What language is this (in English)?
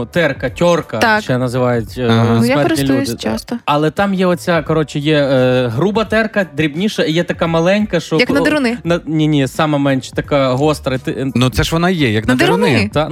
Ukrainian